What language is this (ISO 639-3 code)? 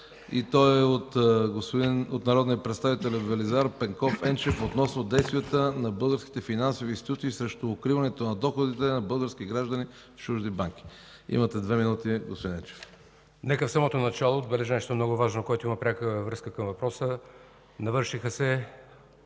bul